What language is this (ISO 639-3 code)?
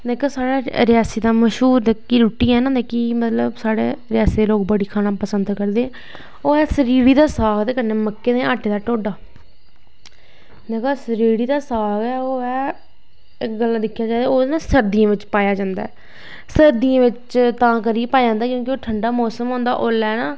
doi